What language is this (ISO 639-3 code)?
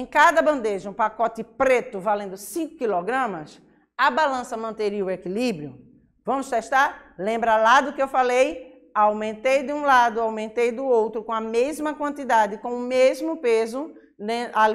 por